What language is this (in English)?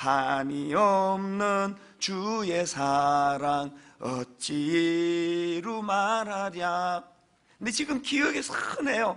Korean